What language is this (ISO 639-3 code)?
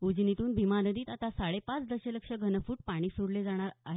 mar